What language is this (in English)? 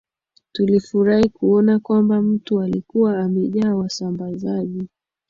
Swahili